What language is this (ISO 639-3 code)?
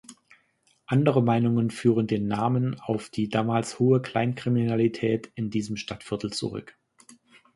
deu